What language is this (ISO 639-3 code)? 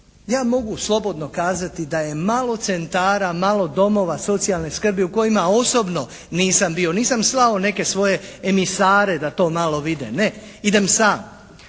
hrv